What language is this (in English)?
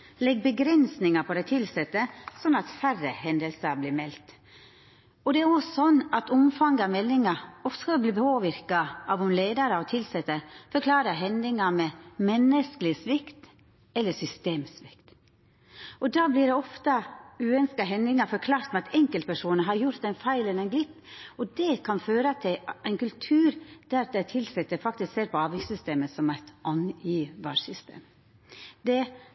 Norwegian Nynorsk